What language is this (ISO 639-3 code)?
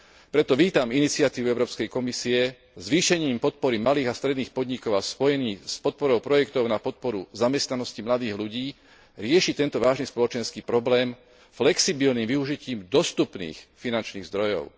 slk